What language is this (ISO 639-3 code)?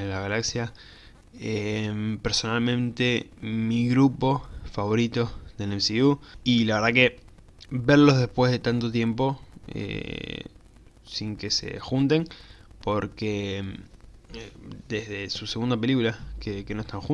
spa